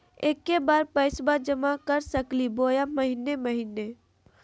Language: Magahi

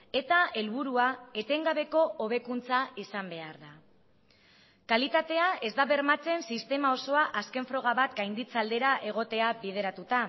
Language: Basque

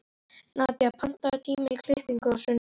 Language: Icelandic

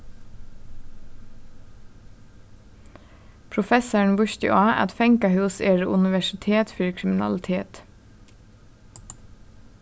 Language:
Faroese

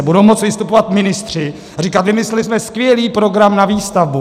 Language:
Czech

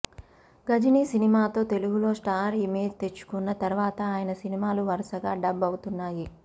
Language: Telugu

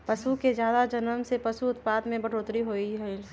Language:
Magahi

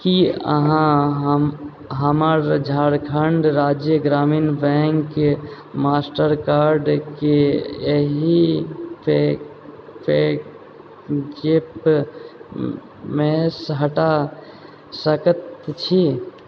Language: Maithili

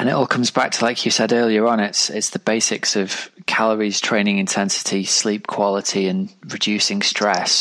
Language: English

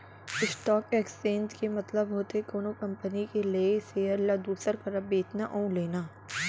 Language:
Chhattisgarhi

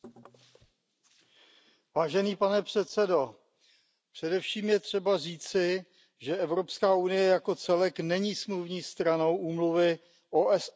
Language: Czech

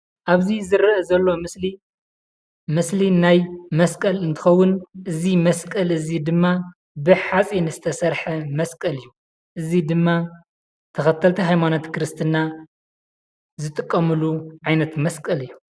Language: Tigrinya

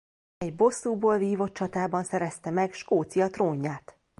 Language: Hungarian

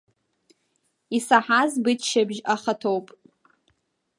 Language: Abkhazian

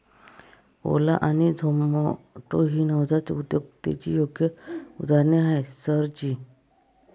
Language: Marathi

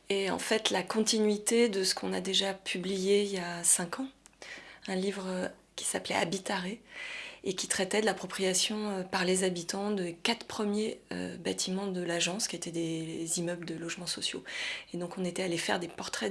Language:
French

